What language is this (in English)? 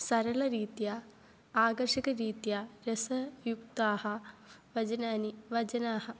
Sanskrit